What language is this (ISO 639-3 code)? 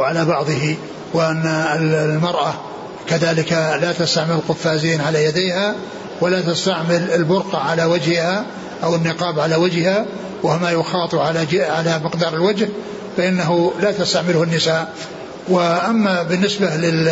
ara